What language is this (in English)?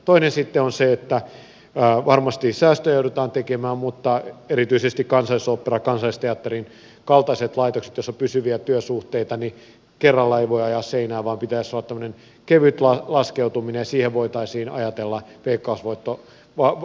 Finnish